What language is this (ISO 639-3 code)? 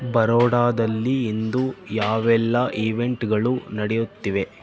kan